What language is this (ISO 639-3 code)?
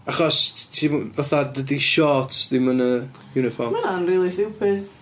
cym